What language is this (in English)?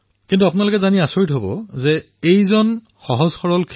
Assamese